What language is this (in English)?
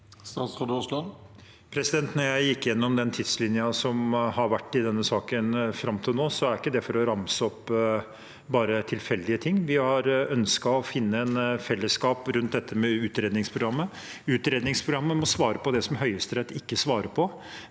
Norwegian